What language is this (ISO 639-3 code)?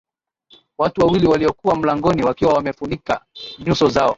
swa